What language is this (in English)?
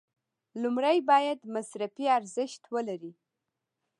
Pashto